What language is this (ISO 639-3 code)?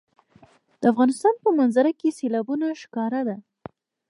pus